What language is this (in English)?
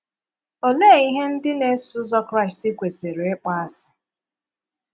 Igbo